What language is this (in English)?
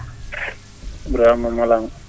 Fula